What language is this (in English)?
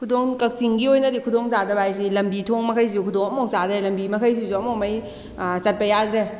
Manipuri